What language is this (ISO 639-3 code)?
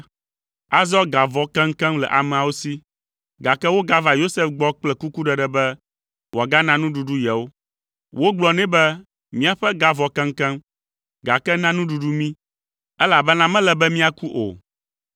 ewe